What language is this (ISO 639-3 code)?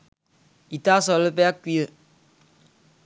sin